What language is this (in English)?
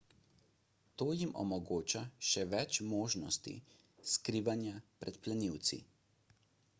Slovenian